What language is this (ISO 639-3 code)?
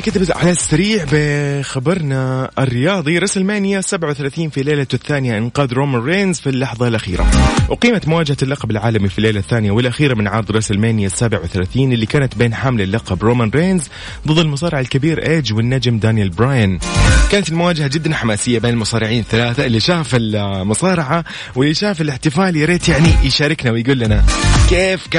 ara